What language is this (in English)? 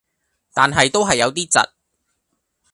Cantonese